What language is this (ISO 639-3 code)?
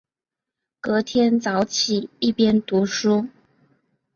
zho